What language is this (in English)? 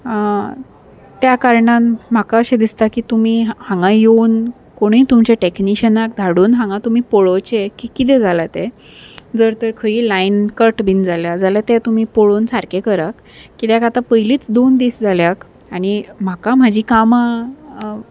Konkani